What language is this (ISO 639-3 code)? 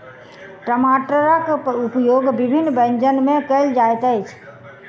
mai